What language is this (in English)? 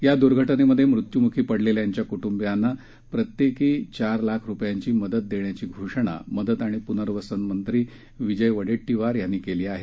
Marathi